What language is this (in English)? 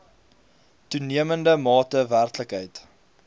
Afrikaans